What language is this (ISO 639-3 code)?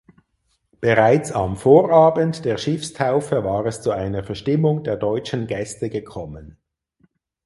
deu